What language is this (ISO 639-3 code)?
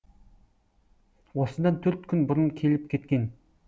kaz